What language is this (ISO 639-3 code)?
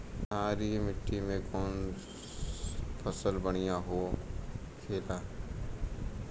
bho